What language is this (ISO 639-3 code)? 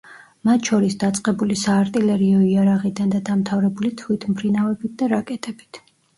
kat